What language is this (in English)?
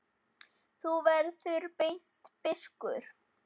Icelandic